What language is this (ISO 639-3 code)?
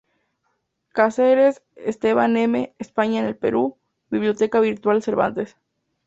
spa